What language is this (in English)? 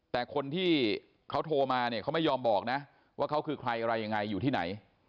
Thai